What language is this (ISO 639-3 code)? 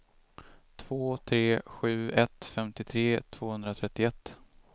swe